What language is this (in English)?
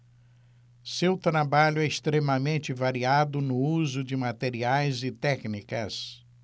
Portuguese